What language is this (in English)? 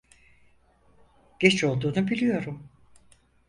Turkish